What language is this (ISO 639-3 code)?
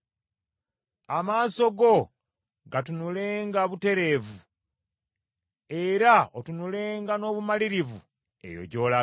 lug